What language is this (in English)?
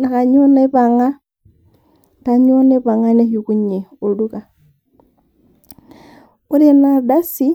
Masai